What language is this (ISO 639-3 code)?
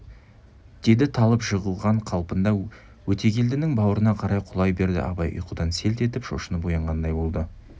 kaz